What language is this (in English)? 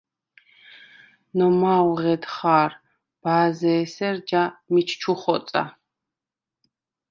Svan